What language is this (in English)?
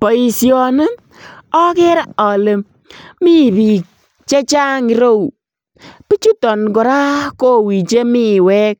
Kalenjin